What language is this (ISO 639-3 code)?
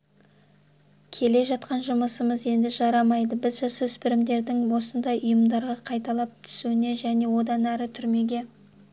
kaz